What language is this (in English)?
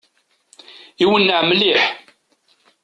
Kabyle